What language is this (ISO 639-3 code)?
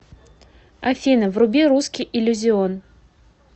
rus